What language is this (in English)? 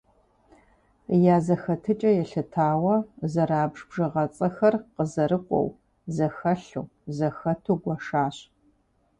Kabardian